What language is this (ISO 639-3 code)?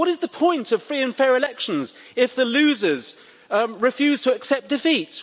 eng